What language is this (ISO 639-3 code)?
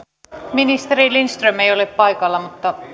fin